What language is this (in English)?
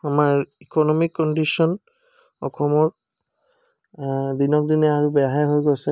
Assamese